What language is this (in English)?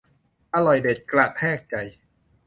Thai